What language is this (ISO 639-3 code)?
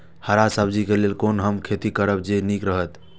mai